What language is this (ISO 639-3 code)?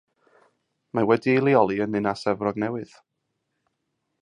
cym